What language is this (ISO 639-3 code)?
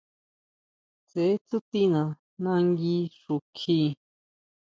mau